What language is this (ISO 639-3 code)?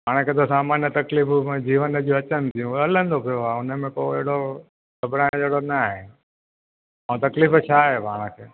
snd